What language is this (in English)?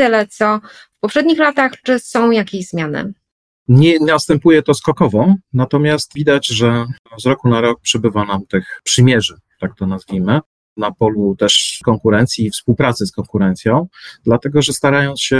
Polish